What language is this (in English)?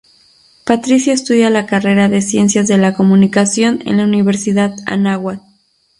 Spanish